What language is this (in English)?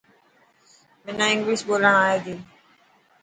Dhatki